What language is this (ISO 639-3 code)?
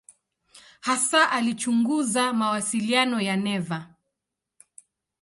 swa